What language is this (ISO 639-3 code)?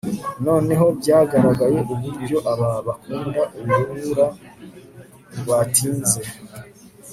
kin